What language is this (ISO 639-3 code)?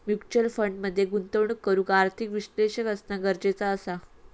mar